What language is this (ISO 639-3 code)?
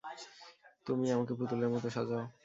ben